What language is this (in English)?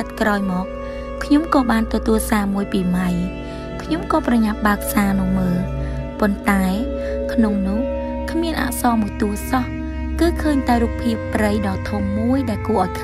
Thai